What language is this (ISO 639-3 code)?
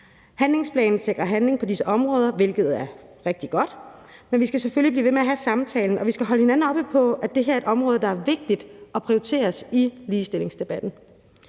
dan